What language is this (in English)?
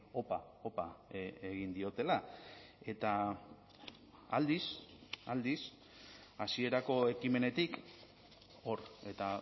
Basque